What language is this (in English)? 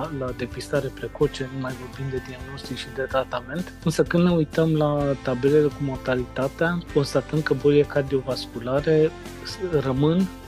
Romanian